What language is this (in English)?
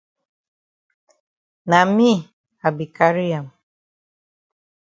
Cameroon Pidgin